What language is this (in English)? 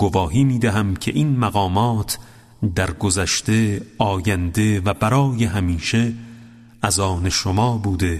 Persian